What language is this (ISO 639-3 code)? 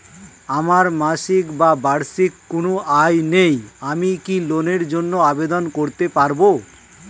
ben